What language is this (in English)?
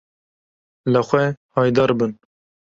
Kurdish